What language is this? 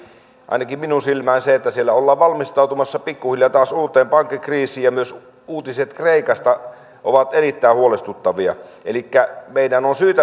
Finnish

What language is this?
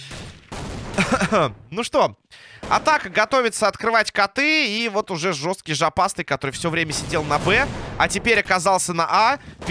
Russian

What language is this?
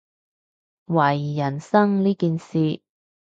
Cantonese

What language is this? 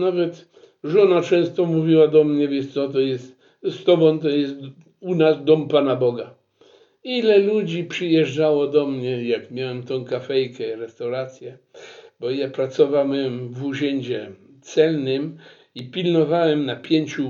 Polish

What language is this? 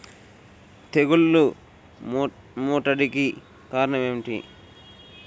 Telugu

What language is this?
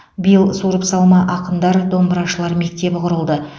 Kazakh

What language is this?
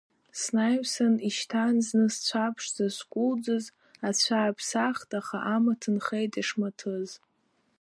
Abkhazian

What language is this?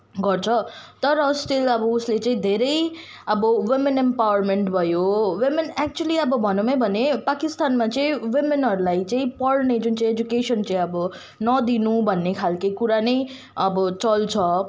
Nepali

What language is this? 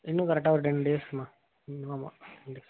Tamil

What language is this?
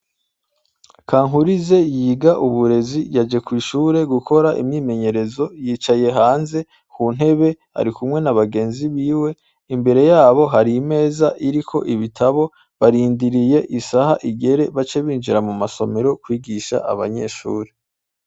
Rundi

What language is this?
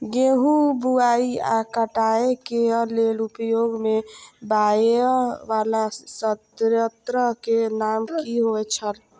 Maithili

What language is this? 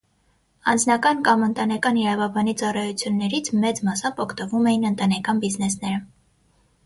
Armenian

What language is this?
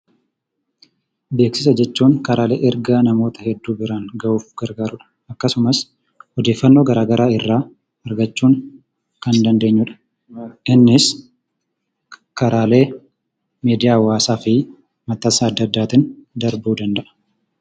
Oromo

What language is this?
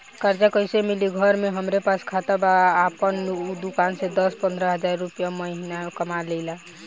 Bhojpuri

